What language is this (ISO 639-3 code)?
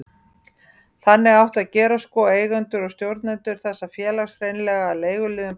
isl